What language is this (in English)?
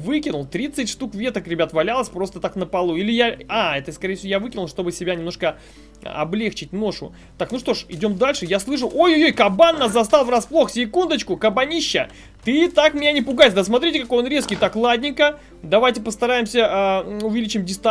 Russian